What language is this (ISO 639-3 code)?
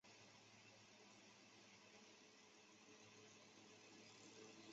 zho